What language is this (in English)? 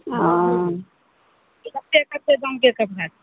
Maithili